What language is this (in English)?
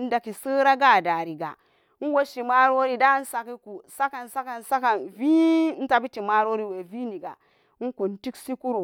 Samba Daka